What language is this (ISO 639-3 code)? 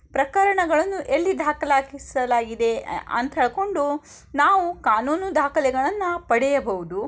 kan